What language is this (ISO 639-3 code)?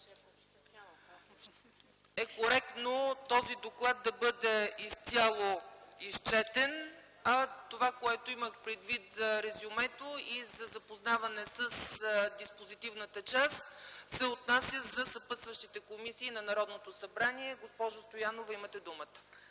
bul